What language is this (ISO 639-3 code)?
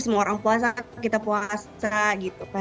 ind